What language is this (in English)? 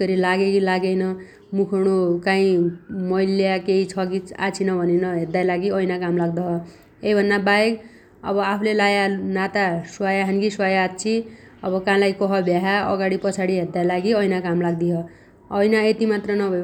Dotyali